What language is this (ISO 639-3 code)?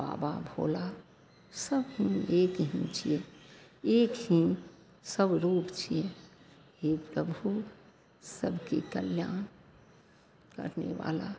mai